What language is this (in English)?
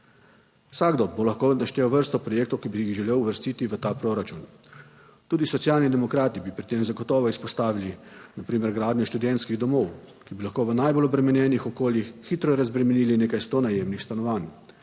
Slovenian